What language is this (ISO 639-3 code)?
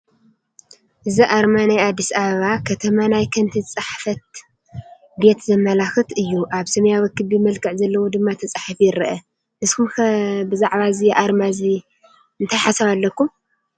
tir